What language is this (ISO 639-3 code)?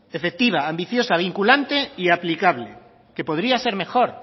spa